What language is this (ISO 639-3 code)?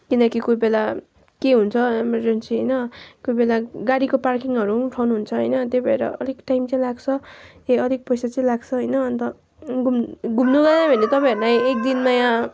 nep